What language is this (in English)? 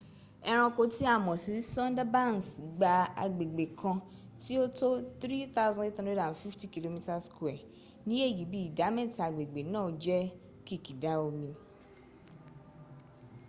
Yoruba